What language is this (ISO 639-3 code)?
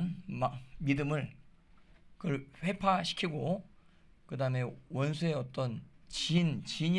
kor